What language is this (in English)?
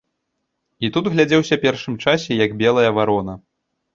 Belarusian